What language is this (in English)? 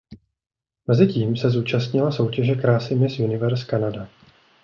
Czech